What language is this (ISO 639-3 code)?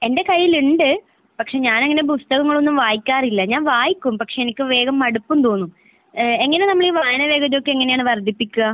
mal